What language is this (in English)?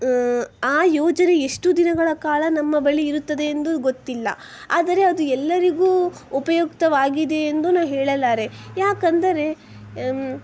Kannada